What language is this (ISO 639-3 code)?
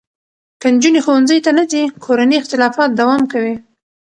pus